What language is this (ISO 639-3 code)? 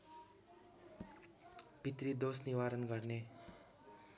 nep